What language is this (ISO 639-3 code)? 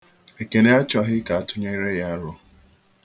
ibo